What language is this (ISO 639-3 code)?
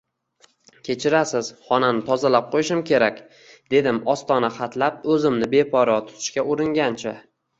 uzb